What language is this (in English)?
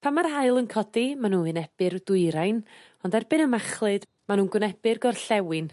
Welsh